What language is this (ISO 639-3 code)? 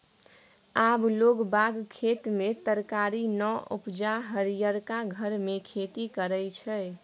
mai